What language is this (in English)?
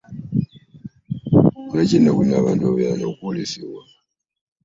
Ganda